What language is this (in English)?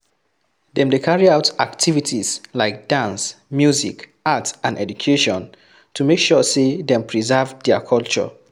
Nigerian Pidgin